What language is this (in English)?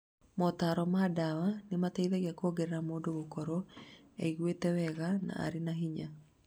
Kikuyu